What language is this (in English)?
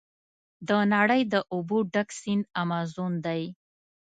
Pashto